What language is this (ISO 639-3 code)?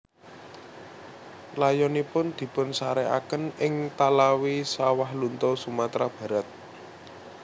jav